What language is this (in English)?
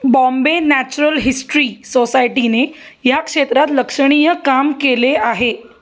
Marathi